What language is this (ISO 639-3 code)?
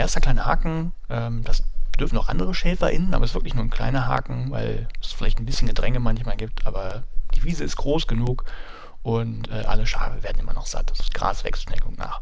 deu